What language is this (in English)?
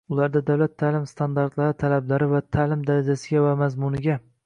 Uzbek